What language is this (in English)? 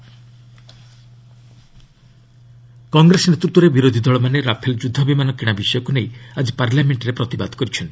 Odia